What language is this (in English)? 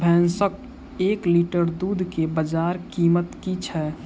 Maithili